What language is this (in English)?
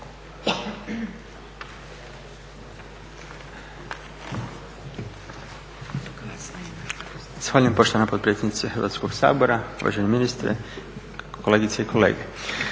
Croatian